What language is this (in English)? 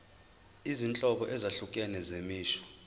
Zulu